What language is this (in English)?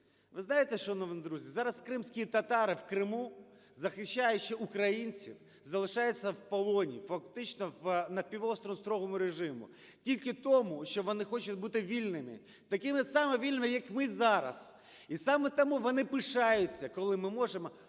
Ukrainian